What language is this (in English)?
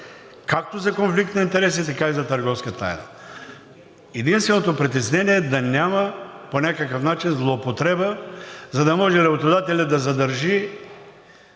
Bulgarian